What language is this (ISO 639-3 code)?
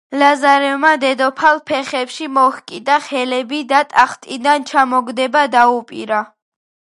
kat